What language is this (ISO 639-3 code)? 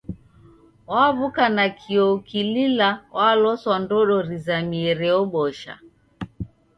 dav